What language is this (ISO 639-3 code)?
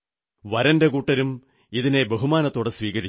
mal